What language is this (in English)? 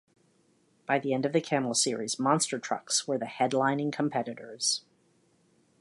English